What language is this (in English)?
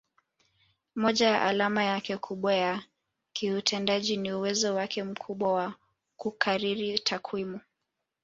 Swahili